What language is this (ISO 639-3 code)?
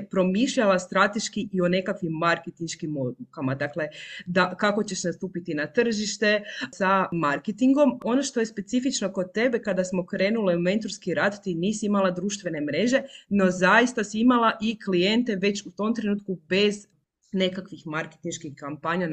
hrv